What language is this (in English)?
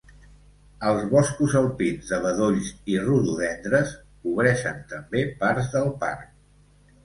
Catalan